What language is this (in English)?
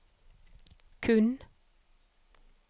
Norwegian